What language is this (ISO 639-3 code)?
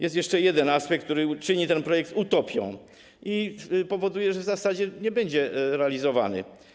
pol